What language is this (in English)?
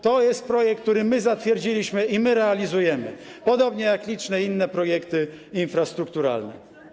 Polish